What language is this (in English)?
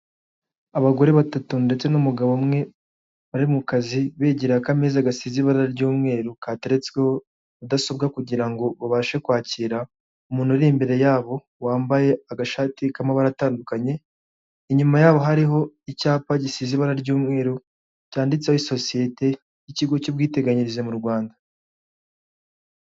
Kinyarwanda